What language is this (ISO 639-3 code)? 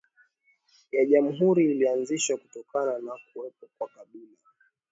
swa